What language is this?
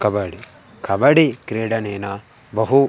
Sanskrit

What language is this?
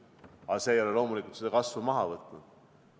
Estonian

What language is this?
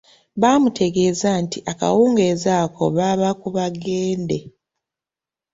Ganda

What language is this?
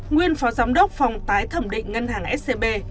Vietnamese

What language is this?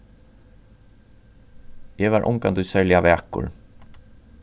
Faroese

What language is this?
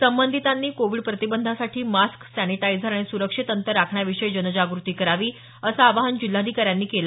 Marathi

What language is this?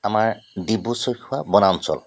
Assamese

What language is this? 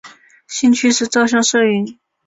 Chinese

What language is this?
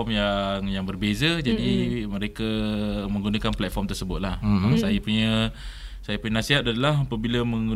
Malay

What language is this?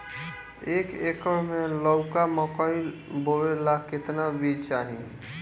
Bhojpuri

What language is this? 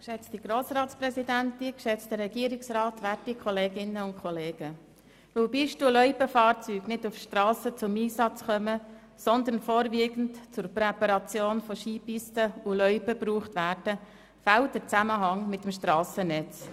Swiss German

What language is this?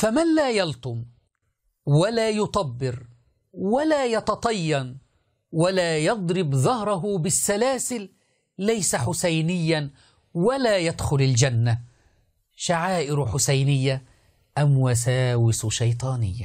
Arabic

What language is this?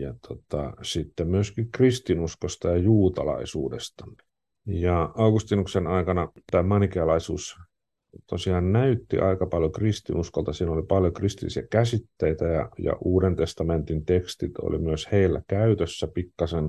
Finnish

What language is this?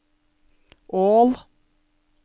Norwegian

